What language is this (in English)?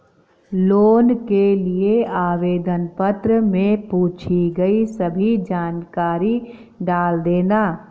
Hindi